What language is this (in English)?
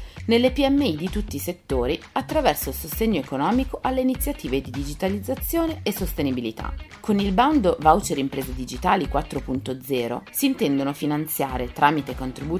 Italian